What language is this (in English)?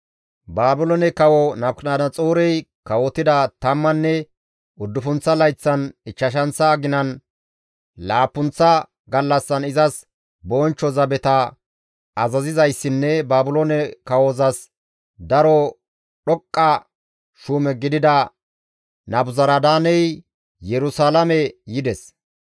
Gamo